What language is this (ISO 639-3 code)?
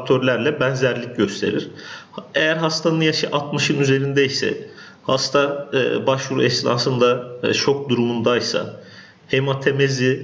tur